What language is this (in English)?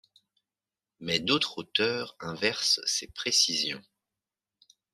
French